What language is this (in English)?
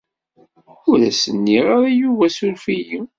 Kabyle